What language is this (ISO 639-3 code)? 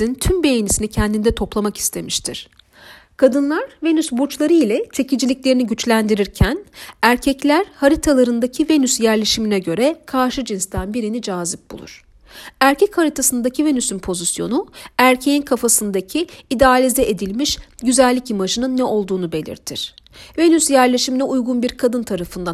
tur